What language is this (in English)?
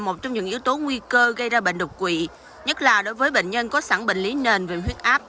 Vietnamese